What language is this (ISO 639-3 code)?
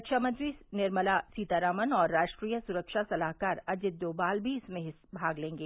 hin